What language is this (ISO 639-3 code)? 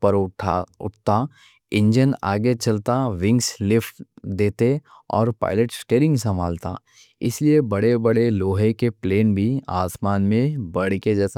dcc